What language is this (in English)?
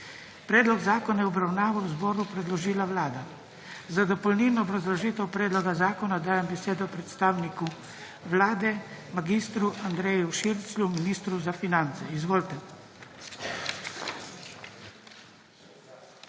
Slovenian